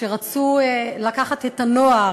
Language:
Hebrew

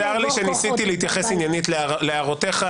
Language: Hebrew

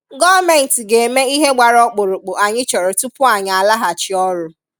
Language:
Igbo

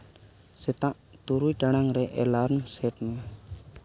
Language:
Santali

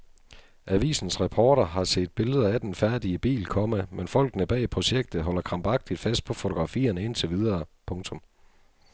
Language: Danish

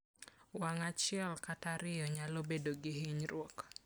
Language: Luo (Kenya and Tanzania)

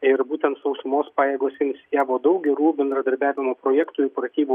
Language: Lithuanian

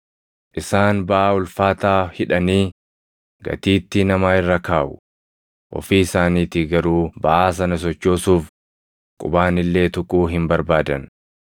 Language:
Oromo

